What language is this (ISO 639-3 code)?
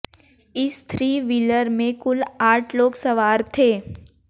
hin